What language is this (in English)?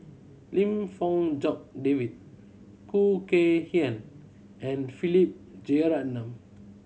English